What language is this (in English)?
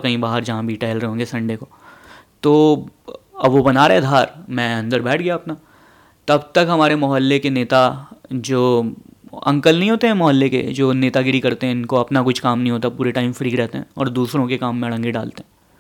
Hindi